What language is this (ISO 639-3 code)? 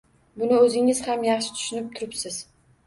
uzb